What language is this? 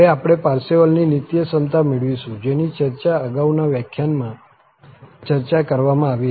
Gujarati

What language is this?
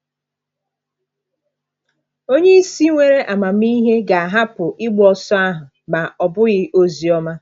Igbo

